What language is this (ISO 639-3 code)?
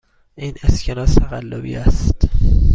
fas